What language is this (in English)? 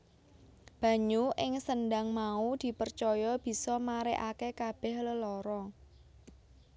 Javanese